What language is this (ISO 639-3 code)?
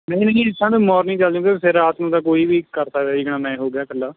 pan